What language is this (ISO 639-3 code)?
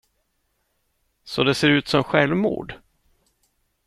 swe